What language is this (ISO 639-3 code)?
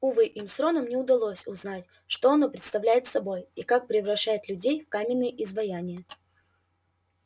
rus